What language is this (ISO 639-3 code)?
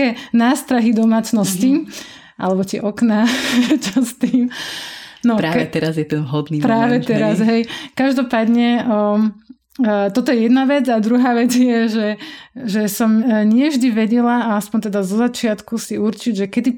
slk